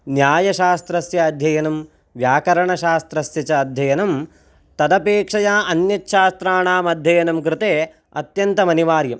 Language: Sanskrit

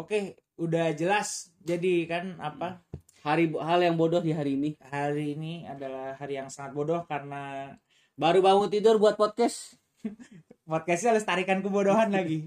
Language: Indonesian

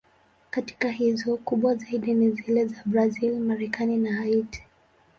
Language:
Swahili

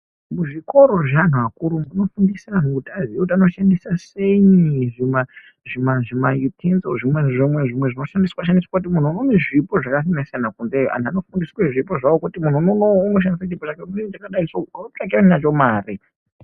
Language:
Ndau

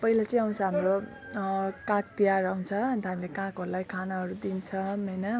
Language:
Nepali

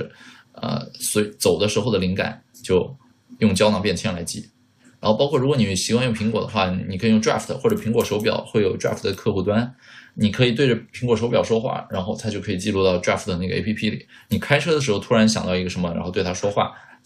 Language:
Chinese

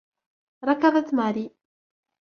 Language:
Arabic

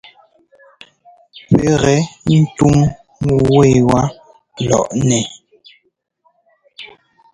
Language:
Ngomba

